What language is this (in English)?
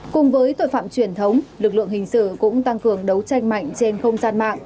Vietnamese